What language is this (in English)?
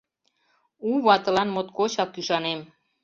Mari